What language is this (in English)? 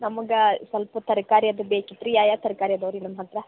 Kannada